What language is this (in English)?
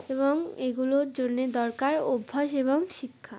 Bangla